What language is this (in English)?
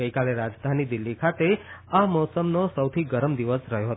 Gujarati